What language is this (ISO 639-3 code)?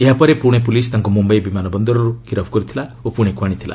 ori